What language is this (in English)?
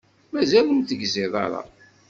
Kabyle